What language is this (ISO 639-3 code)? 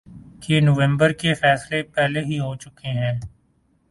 urd